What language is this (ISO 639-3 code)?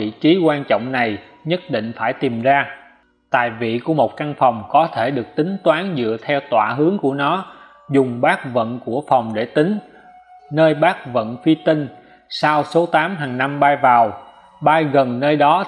vie